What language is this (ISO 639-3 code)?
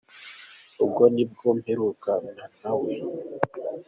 kin